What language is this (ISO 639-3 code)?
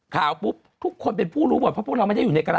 tha